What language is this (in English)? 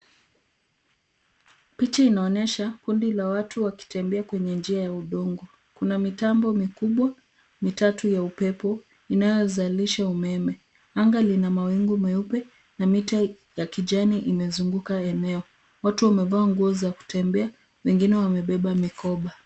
Swahili